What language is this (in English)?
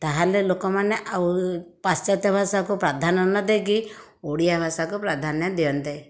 Odia